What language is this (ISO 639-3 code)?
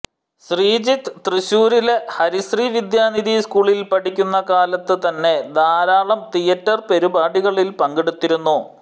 mal